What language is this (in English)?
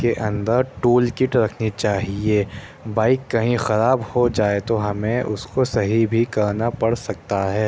Urdu